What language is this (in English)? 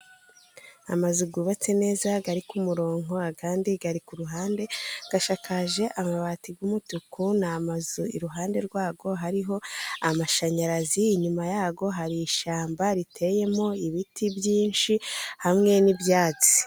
Kinyarwanda